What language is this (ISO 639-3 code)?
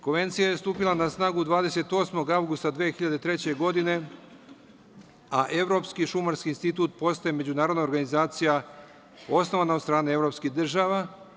srp